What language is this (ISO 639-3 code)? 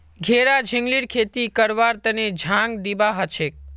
mag